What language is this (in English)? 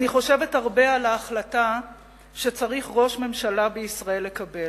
Hebrew